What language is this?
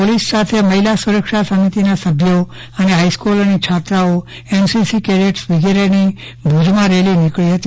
Gujarati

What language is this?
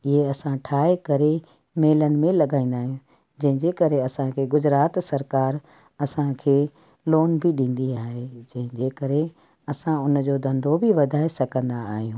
Sindhi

